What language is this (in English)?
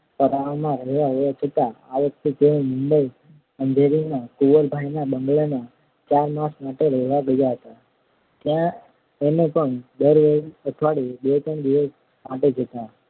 Gujarati